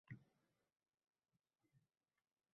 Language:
Uzbek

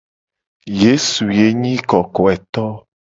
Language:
Gen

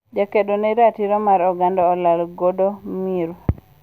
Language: Luo (Kenya and Tanzania)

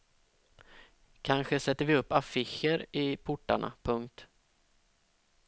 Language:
Swedish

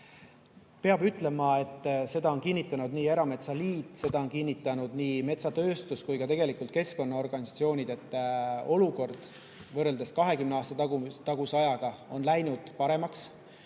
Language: Estonian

